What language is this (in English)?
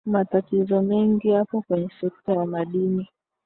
Swahili